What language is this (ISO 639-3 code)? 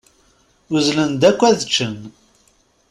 kab